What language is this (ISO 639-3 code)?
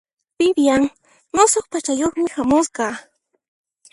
qxp